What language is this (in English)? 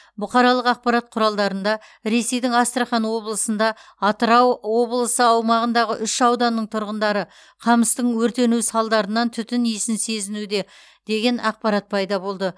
Kazakh